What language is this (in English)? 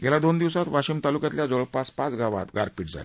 Marathi